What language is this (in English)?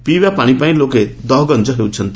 Odia